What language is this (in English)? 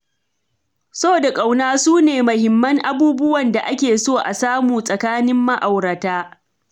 Hausa